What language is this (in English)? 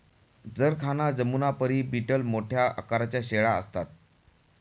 Marathi